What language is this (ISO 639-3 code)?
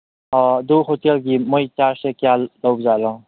mni